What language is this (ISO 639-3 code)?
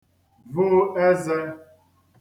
ibo